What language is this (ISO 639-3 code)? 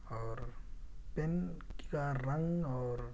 urd